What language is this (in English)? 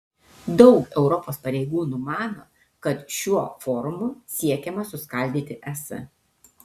Lithuanian